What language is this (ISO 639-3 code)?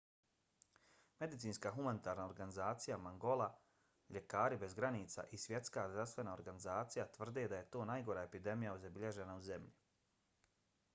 bos